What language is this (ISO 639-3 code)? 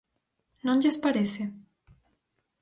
glg